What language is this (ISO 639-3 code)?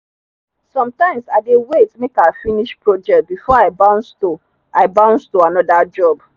pcm